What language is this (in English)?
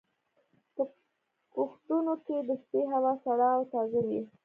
Pashto